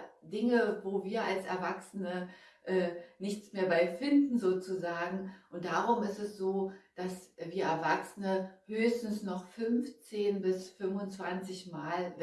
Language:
German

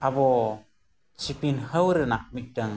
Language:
Santali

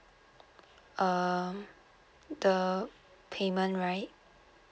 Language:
English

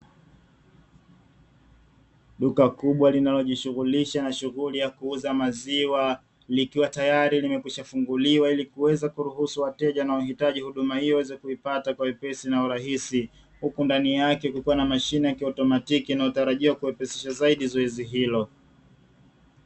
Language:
Swahili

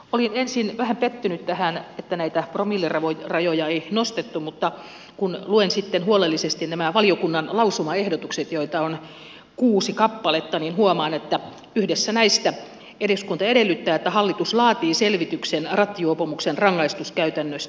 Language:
Finnish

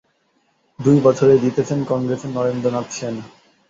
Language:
Bangla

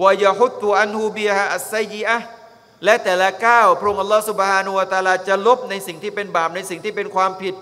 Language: Thai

